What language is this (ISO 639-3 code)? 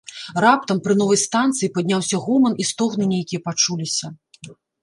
bel